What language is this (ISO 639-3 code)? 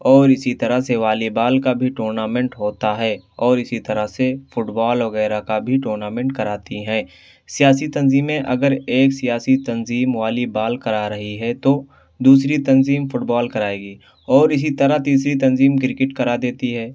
urd